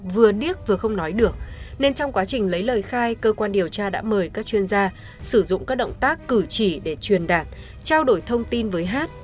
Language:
Vietnamese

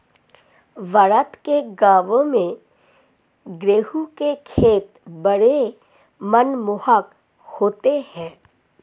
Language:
Hindi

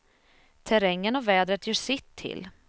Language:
Swedish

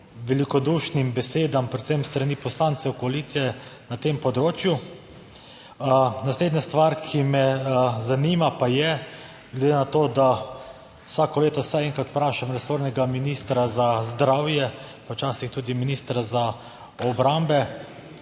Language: Slovenian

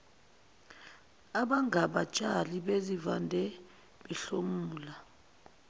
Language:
Zulu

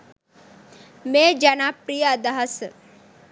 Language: Sinhala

